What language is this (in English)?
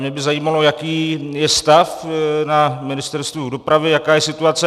Czech